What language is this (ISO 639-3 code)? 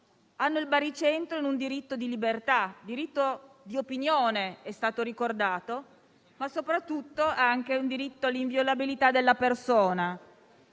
ita